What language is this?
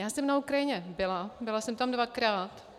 Czech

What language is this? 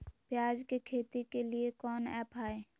Magahi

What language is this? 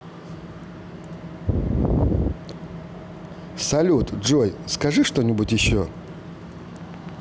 Russian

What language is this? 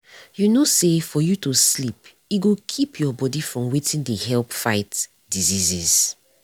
Nigerian Pidgin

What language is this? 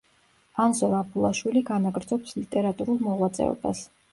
Georgian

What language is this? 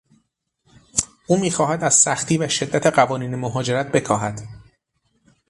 Persian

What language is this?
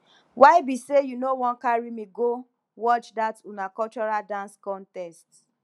Nigerian Pidgin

